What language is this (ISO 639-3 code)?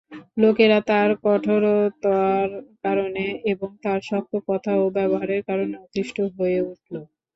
ben